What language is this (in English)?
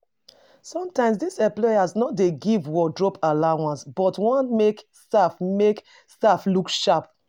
Nigerian Pidgin